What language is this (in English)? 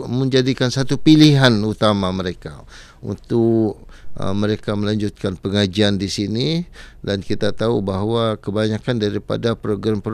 Malay